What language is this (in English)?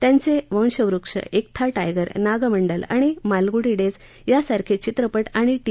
Marathi